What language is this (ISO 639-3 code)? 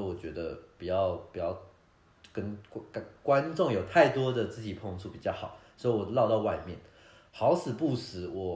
zho